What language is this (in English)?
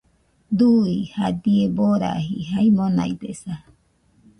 Nüpode Huitoto